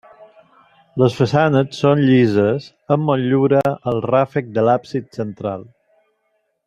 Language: Catalan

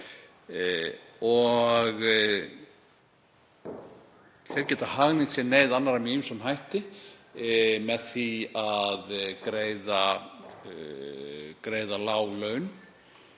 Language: Icelandic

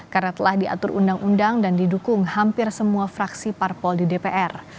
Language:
Indonesian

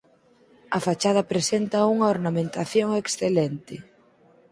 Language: Galician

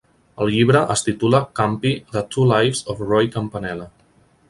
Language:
Catalan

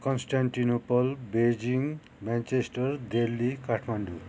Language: Nepali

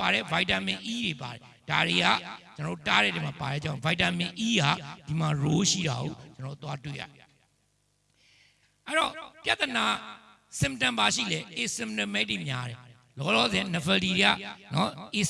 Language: French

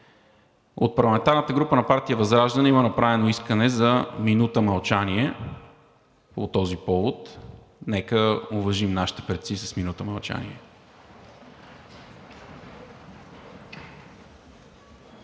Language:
Bulgarian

